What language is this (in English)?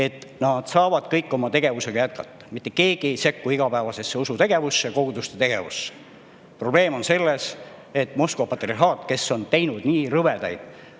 Estonian